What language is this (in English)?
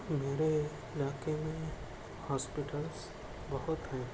Urdu